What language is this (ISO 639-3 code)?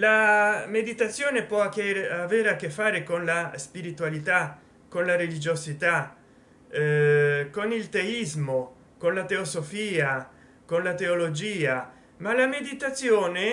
ita